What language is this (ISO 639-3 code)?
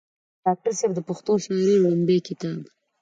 pus